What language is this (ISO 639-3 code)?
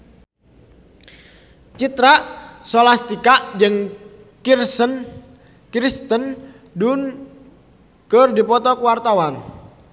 sun